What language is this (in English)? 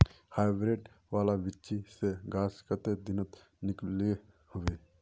Magahi